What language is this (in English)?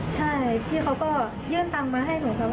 Thai